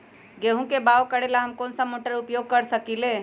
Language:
Magahi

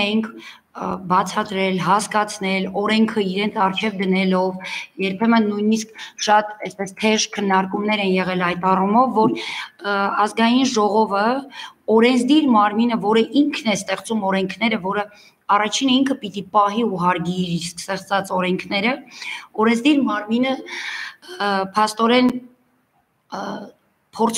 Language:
Romanian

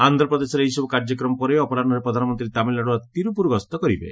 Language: Odia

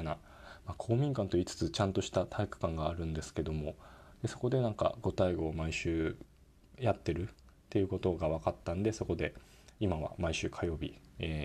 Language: Japanese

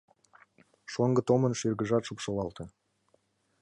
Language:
Mari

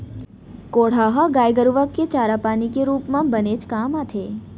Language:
Chhattisgarhi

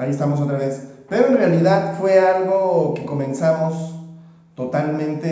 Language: Spanish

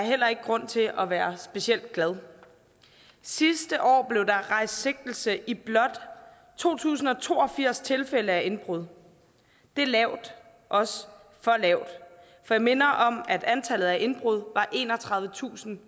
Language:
Danish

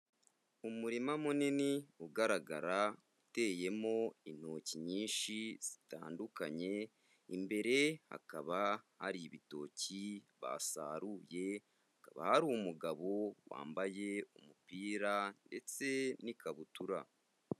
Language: Kinyarwanda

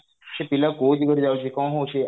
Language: Odia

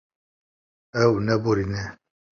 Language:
Kurdish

